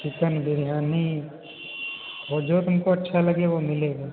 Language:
Hindi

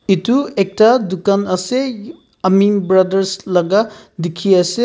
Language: Naga Pidgin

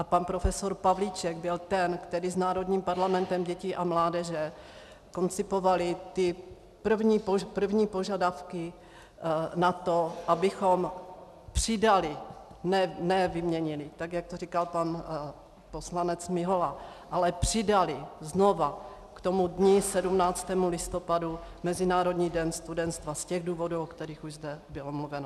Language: Czech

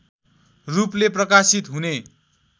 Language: Nepali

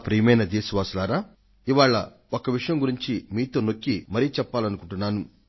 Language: Telugu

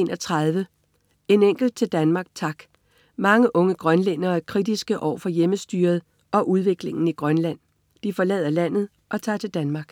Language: Danish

